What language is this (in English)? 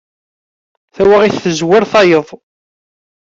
Kabyle